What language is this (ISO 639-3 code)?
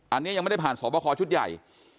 tha